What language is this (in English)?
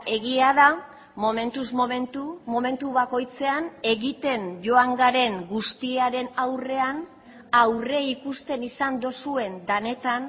Basque